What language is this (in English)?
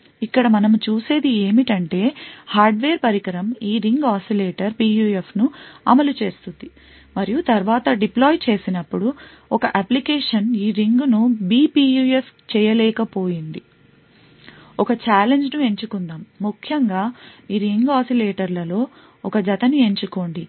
Telugu